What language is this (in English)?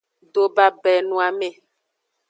Aja (Benin)